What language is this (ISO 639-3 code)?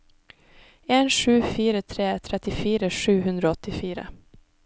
nor